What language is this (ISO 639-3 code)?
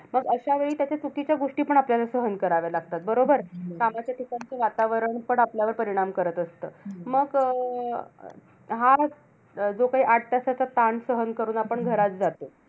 mar